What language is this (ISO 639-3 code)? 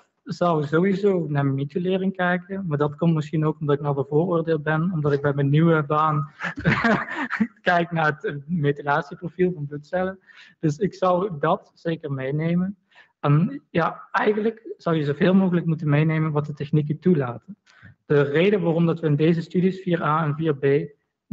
nld